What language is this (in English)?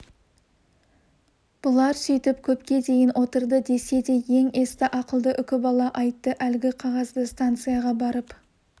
Kazakh